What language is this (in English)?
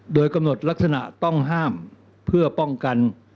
Thai